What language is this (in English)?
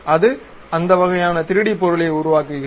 Tamil